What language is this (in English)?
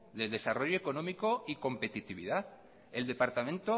Spanish